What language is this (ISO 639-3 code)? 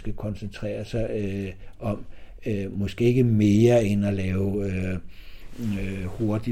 dan